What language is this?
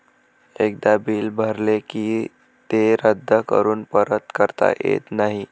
Marathi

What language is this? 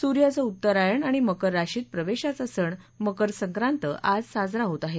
Marathi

